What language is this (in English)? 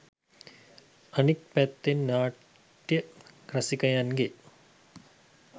Sinhala